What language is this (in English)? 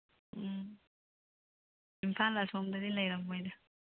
Manipuri